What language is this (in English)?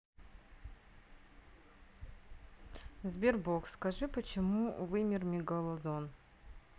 Russian